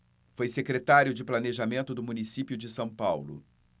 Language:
Portuguese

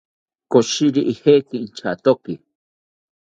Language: South Ucayali Ashéninka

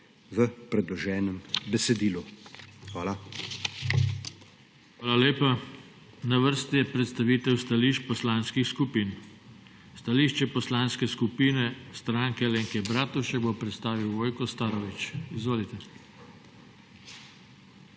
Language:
Slovenian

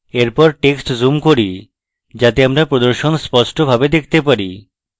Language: Bangla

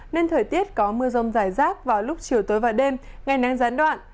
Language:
Vietnamese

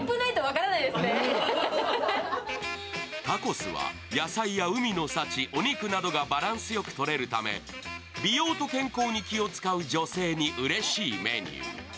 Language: Japanese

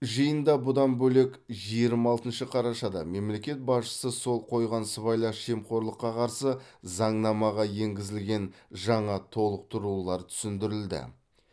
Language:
Kazakh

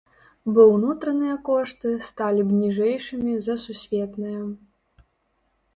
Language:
Belarusian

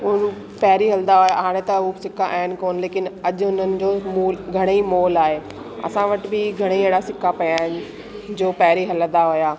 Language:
Sindhi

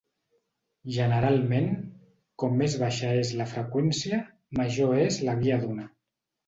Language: Catalan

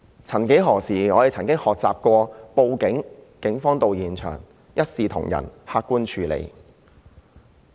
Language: Cantonese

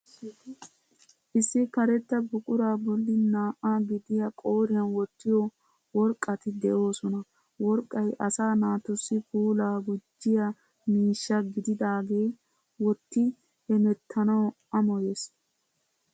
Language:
Wolaytta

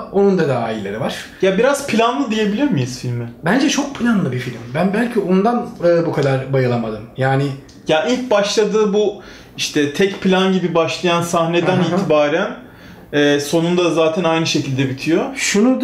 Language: Turkish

